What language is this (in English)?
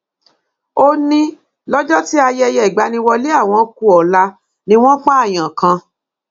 Yoruba